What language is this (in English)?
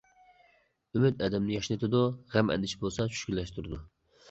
Uyghur